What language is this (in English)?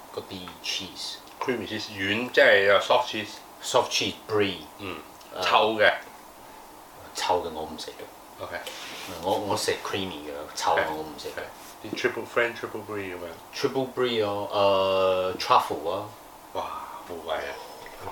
Chinese